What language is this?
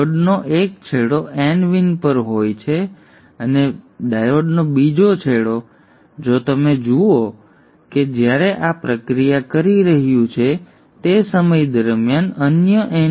Gujarati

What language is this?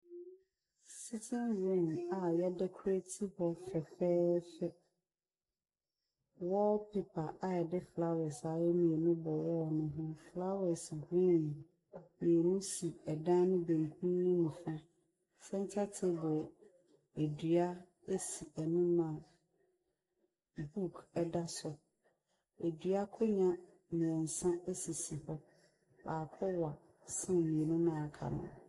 Akan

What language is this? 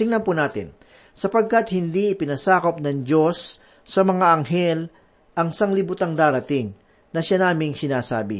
Filipino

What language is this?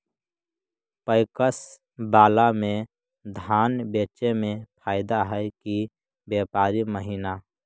Magahi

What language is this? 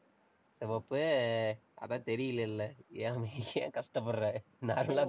Tamil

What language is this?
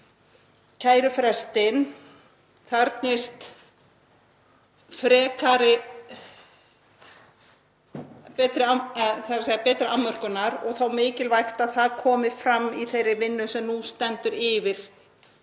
Icelandic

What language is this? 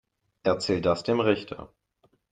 German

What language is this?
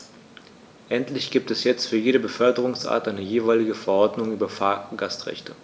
German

